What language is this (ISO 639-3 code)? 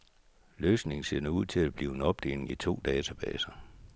dan